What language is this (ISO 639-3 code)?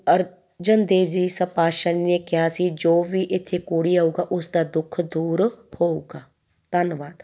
pan